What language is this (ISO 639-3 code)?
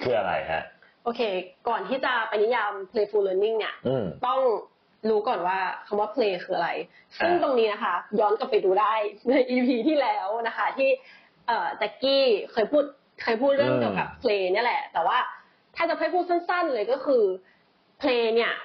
tha